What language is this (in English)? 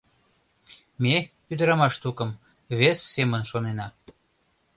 Mari